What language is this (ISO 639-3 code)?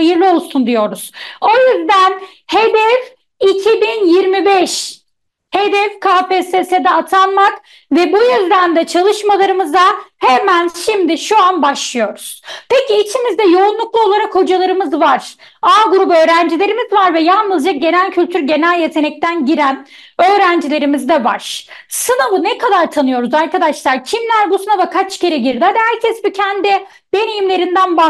tur